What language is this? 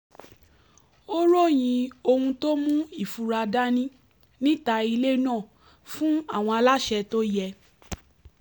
Yoruba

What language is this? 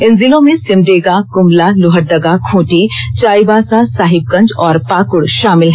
Hindi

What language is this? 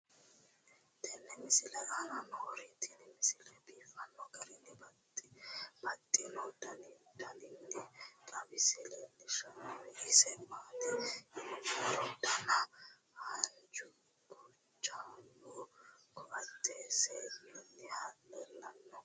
Sidamo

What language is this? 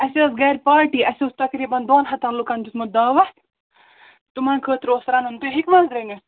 Kashmiri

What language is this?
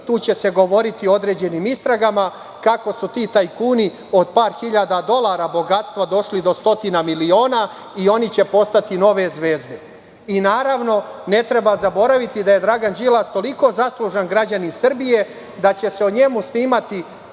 Serbian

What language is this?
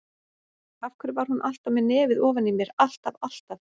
Icelandic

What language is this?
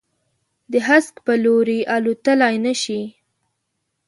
Pashto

